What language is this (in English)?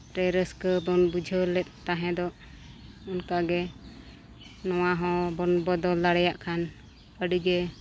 Santali